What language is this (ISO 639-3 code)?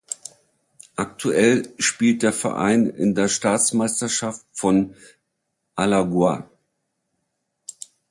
deu